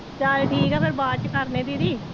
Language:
Punjabi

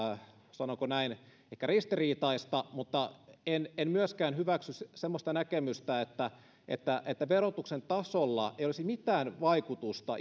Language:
Finnish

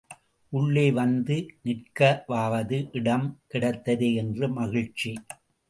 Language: Tamil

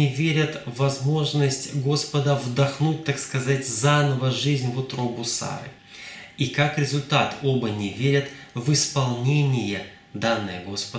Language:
Russian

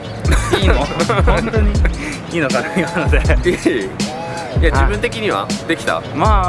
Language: Japanese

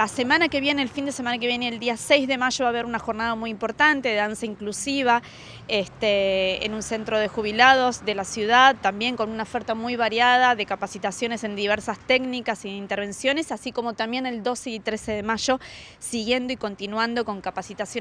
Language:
Spanish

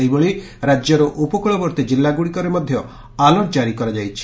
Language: Odia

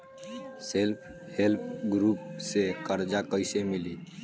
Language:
Bhojpuri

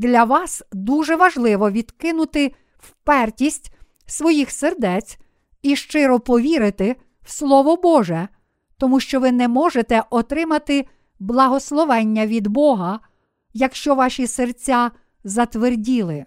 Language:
Ukrainian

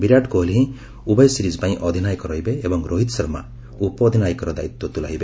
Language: Odia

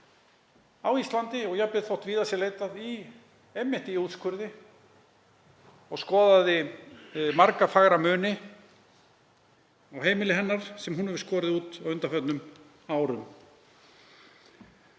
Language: Icelandic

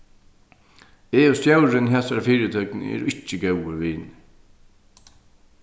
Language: Faroese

